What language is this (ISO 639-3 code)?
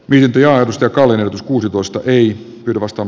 fin